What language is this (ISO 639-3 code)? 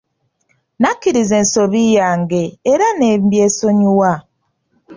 lug